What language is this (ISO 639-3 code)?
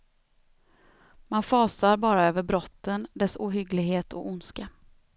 swe